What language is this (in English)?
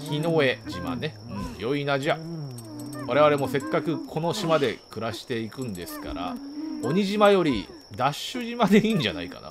Japanese